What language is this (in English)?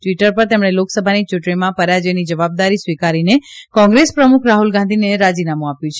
Gujarati